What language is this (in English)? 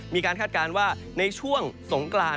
Thai